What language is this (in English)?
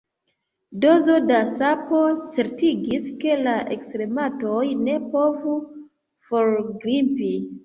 Esperanto